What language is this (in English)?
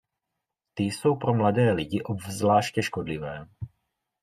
Czech